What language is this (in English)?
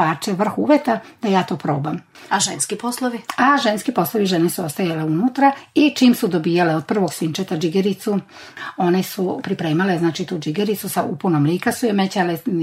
Croatian